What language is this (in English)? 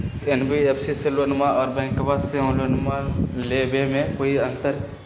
Magahi